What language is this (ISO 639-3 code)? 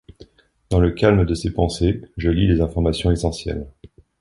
fra